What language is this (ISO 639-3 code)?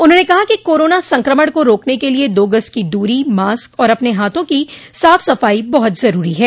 hin